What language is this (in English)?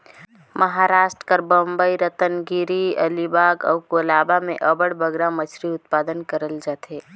Chhattisgarhi